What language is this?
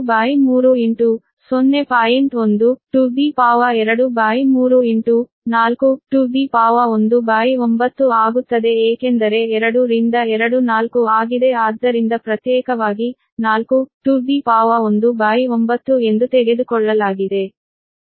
Kannada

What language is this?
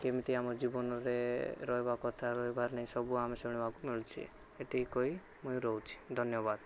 Odia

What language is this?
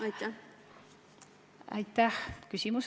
Estonian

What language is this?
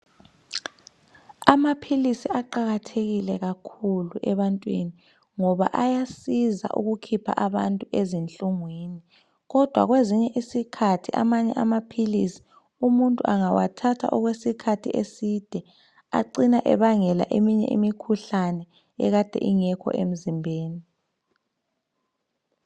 North Ndebele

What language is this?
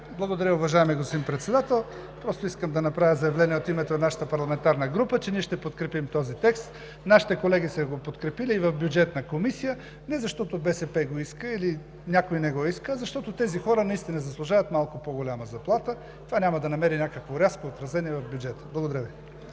Bulgarian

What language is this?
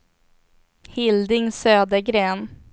Swedish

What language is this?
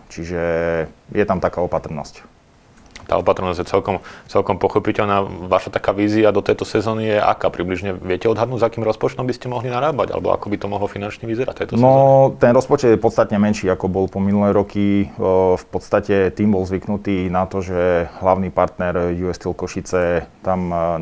Slovak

